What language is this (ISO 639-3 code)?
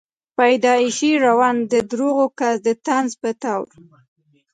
pus